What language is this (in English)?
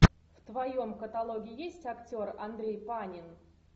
Russian